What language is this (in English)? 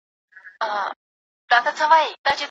Pashto